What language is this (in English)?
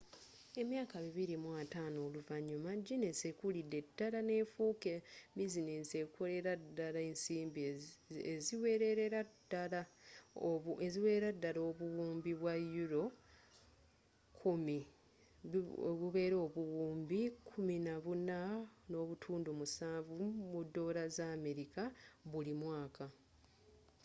Ganda